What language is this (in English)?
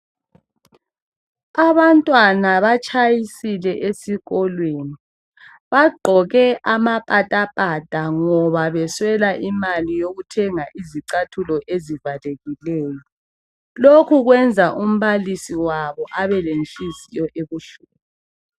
North Ndebele